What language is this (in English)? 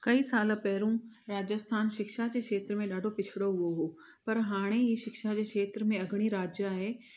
Sindhi